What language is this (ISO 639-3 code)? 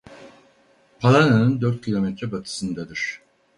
tur